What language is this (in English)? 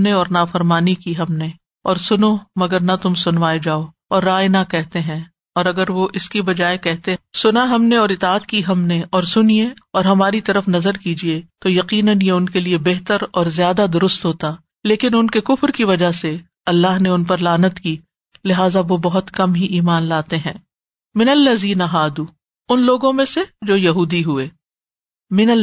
Urdu